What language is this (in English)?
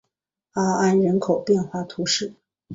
Chinese